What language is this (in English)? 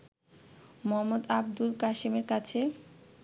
Bangla